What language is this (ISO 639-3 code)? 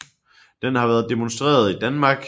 dan